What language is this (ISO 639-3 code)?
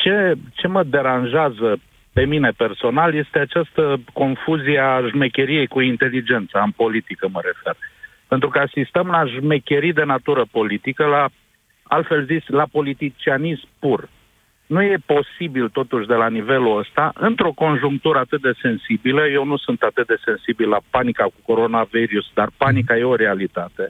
ron